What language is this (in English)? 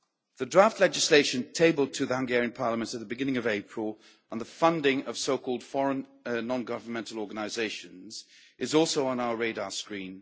English